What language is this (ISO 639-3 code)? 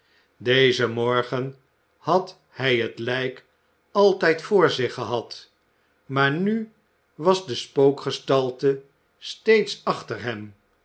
nld